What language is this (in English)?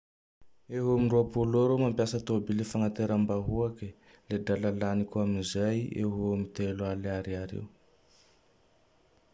Tandroy-Mahafaly Malagasy